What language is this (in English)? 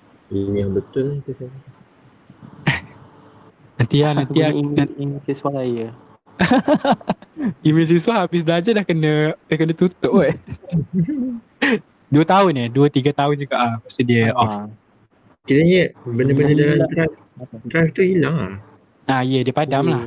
Malay